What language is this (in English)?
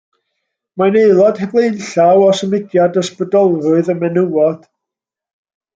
Welsh